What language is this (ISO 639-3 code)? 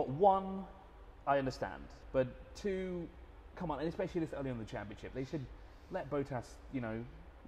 eng